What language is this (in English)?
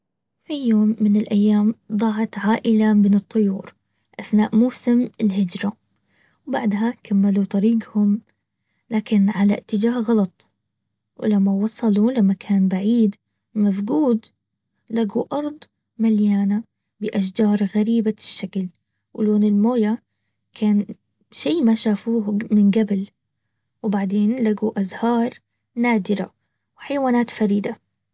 Baharna Arabic